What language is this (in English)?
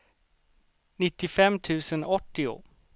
Swedish